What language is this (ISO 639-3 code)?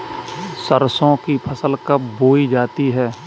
hin